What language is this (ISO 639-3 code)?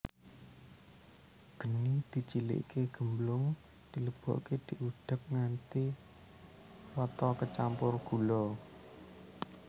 jav